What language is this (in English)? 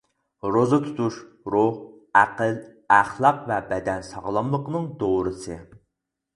Uyghur